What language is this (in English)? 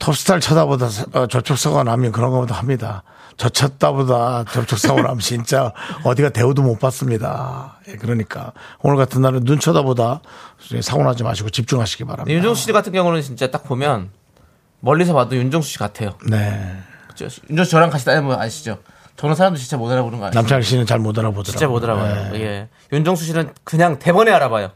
Korean